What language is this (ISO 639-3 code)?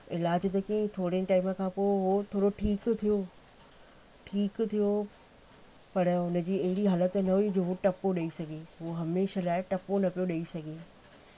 snd